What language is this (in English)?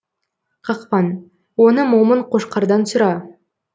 Kazakh